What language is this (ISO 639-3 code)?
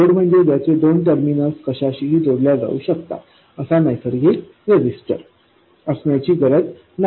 mar